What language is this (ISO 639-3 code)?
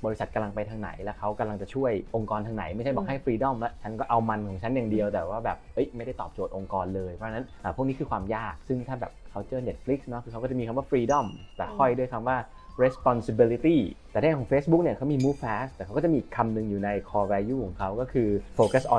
tha